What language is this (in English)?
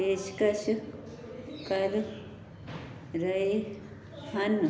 Punjabi